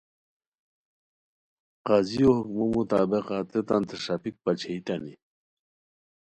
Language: Khowar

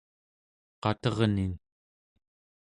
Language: Central Yupik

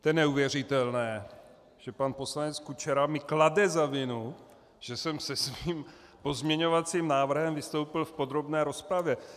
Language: Czech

